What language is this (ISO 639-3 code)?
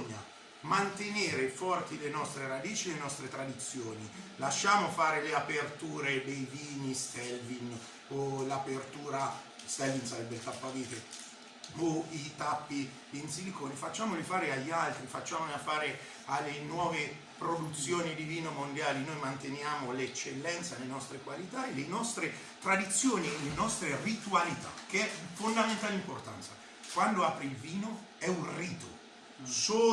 ita